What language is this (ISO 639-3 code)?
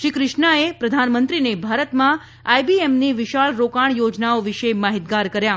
guj